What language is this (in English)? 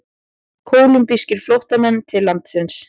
Icelandic